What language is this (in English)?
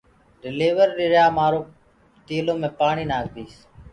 Gurgula